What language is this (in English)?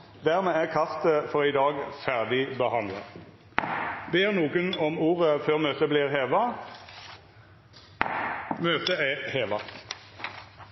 Norwegian Nynorsk